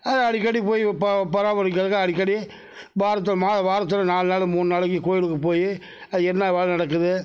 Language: Tamil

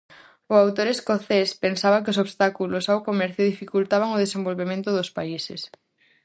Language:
Galician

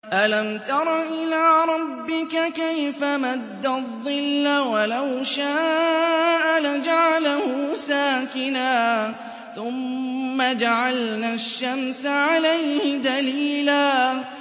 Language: Arabic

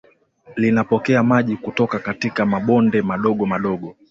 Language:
Swahili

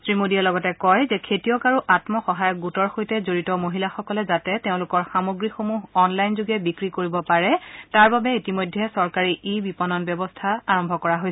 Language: Assamese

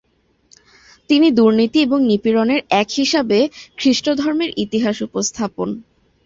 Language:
Bangla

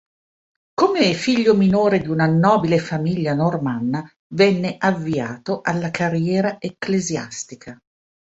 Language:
Italian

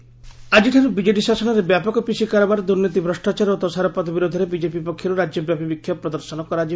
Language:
Odia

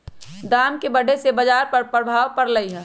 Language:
Magahi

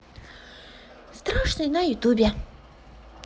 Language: Russian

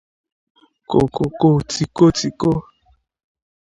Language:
Igbo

